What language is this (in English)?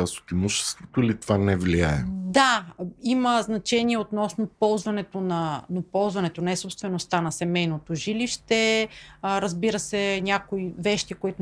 Bulgarian